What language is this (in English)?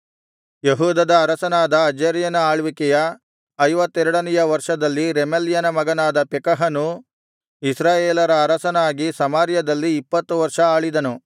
Kannada